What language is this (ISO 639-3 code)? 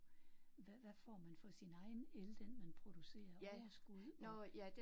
dan